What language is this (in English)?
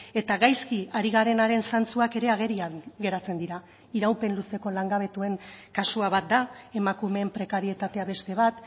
Basque